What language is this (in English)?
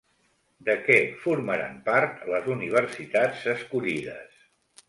Catalan